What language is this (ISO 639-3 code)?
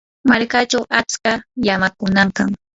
qur